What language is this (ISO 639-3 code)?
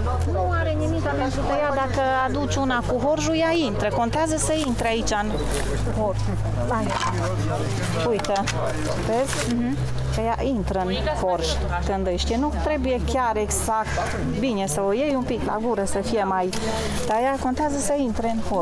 ron